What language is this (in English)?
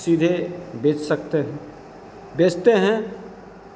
Hindi